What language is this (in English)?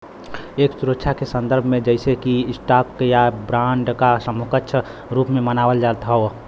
Bhojpuri